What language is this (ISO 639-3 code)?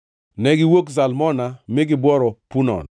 luo